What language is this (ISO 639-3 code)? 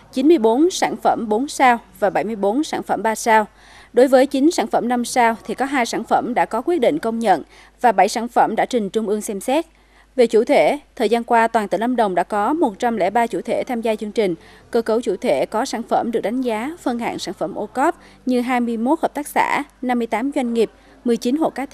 vie